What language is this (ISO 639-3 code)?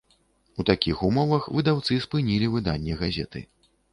bel